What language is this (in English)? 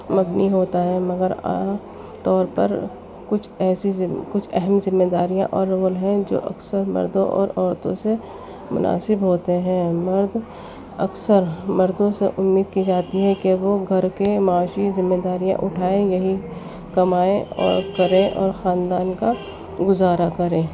Urdu